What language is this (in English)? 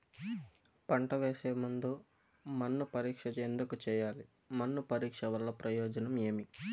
Telugu